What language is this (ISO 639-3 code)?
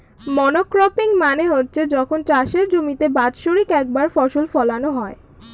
ben